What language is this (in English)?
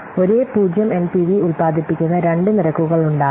Malayalam